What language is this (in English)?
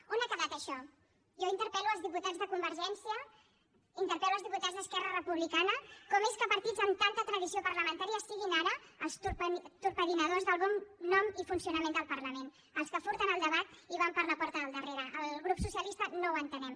Catalan